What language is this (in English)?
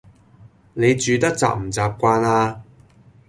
Cantonese